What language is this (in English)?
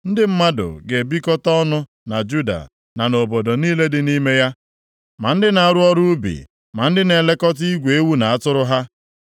Igbo